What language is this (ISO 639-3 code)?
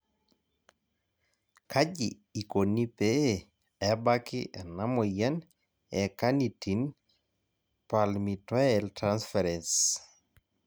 mas